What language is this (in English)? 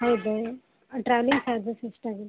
Kannada